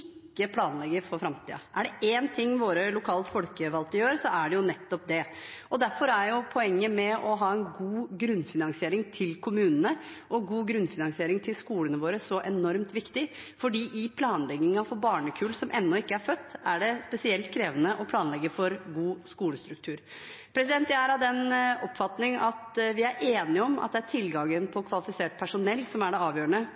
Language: Norwegian Bokmål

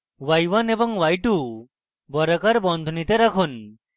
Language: Bangla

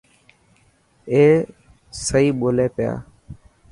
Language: Dhatki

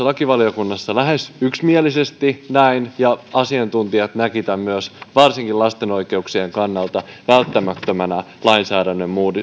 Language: Finnish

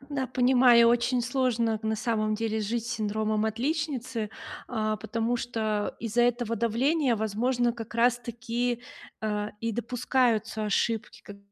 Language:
Russian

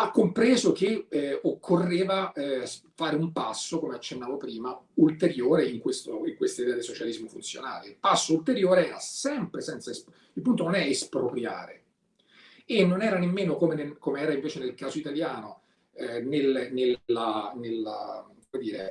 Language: Italian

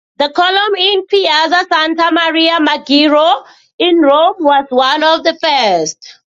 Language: English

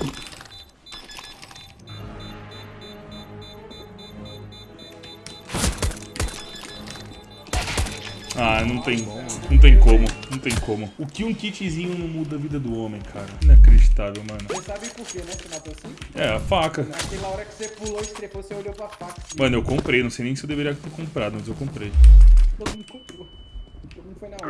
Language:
Portuguese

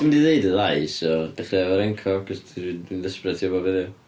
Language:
Welsh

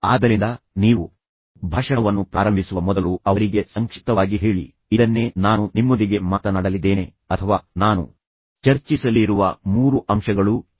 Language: Kannada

